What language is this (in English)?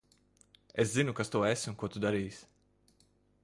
Latvian